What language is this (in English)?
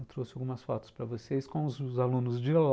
Portuguese